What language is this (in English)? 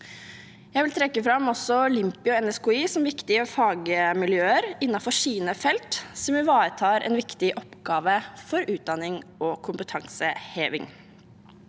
Norwegian